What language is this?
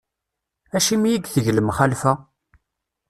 Kabyle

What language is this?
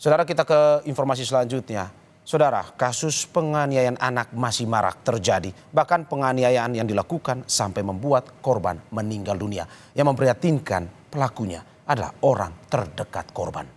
Indonesian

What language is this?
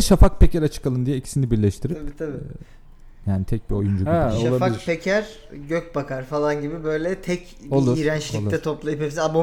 Turkish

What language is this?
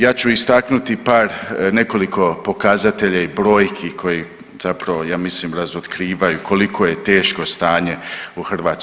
Croatian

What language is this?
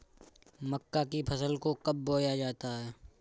Hindi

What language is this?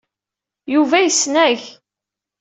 Kabyle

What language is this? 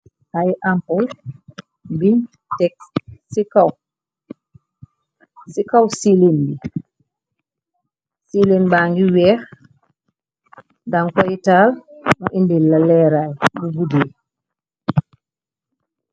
Wolof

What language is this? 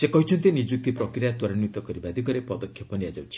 Odia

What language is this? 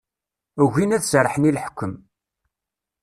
Kabyle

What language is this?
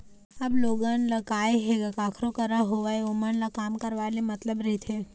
Chhattisgarhi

